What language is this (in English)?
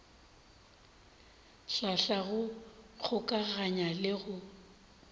Northern Sotho